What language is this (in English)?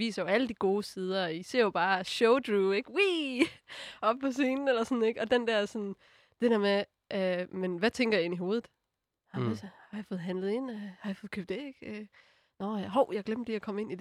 Danish